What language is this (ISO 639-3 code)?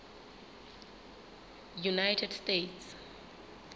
sot